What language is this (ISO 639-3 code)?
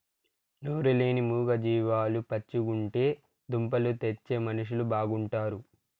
tel